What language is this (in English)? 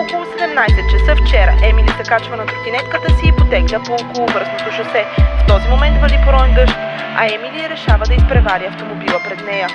Bulgarian